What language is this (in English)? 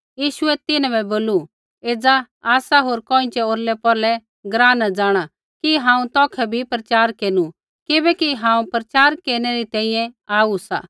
Kullu Pahari